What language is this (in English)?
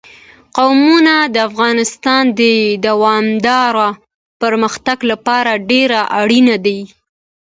Pashto